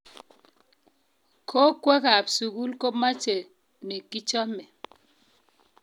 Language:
Kalenjin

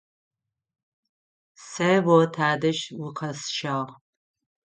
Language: Adyghe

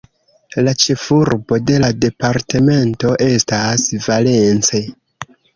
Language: Esperanto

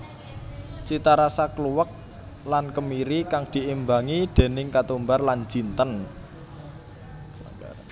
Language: Javanese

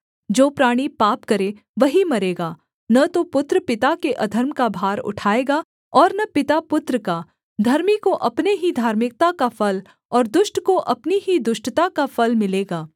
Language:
Hindi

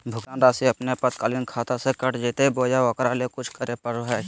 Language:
Magahi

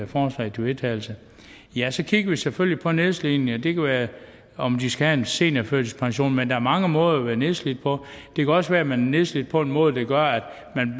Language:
Danish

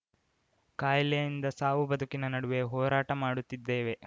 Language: Kannada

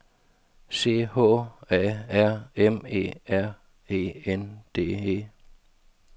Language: Danish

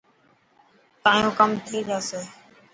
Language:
Dhatki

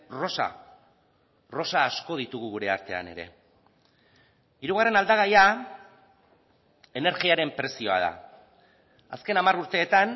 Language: Basque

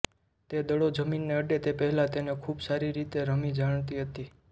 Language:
Gujarati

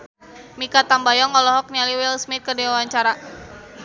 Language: Sundanese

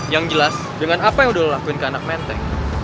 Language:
Indonesian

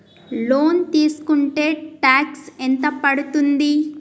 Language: Telugu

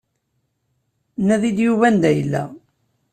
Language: Kabyle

